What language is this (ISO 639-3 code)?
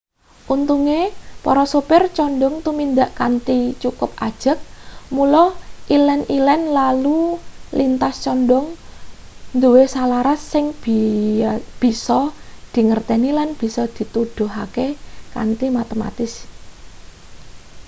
jav